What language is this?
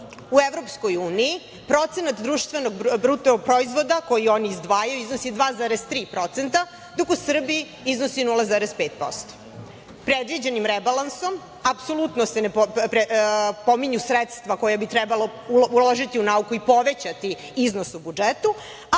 Serbian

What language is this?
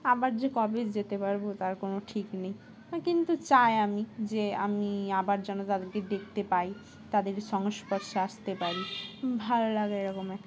Bangla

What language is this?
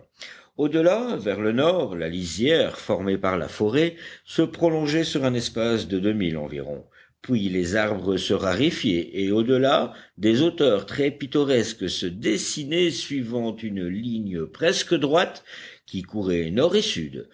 French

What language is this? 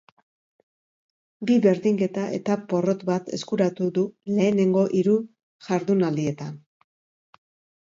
Basque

